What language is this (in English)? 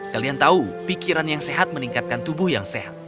Indonesian